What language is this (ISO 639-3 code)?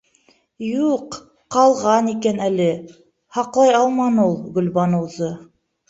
bak